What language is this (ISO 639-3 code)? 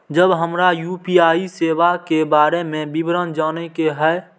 mai